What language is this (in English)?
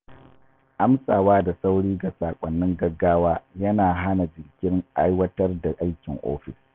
Hausa